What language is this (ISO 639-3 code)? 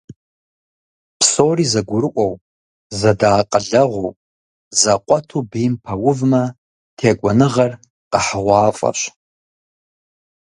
kbd